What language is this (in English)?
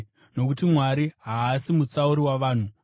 Shona